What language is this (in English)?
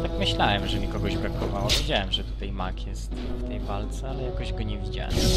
Polish